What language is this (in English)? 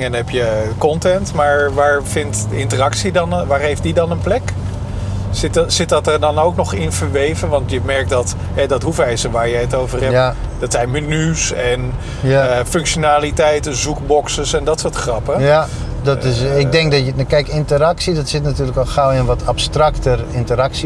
Dutch